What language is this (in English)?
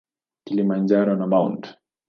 Swahili